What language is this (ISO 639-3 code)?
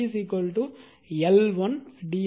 tam